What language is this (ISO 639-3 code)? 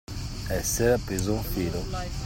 ita